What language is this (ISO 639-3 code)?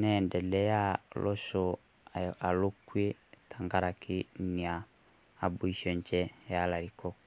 mas